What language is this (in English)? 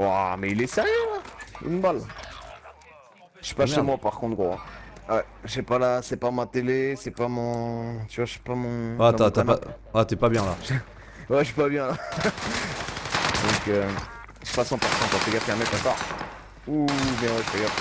French